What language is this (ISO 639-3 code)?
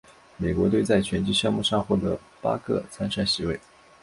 zho